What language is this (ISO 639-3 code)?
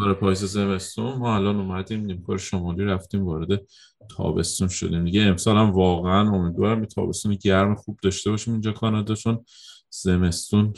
fas